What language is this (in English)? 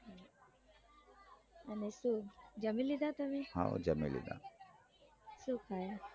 Gujarati